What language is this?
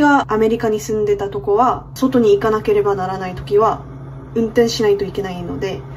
Japanese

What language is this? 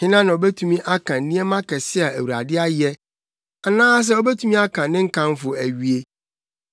Akan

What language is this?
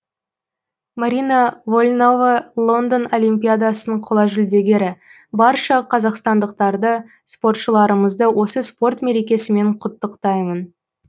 Kazakh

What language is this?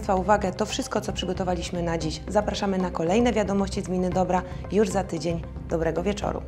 Polish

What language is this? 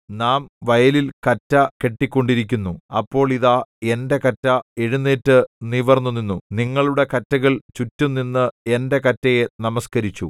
Malayalam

